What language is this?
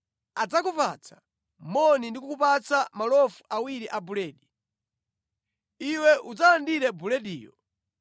Nyanja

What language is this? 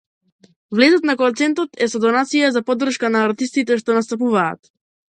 Macedonian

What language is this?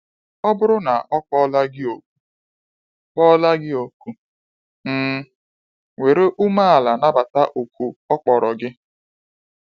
Igbo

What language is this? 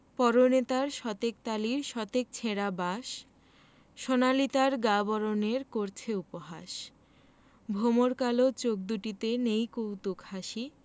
Bangla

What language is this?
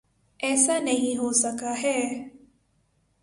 Urdu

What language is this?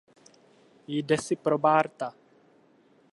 Czech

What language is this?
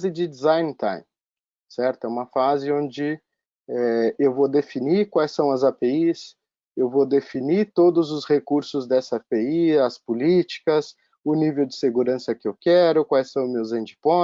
Portuguese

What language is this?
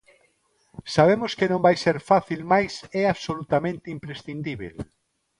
Galician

